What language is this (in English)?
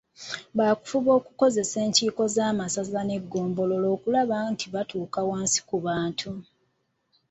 Ganda